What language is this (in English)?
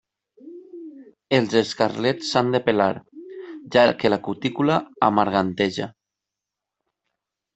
Catalan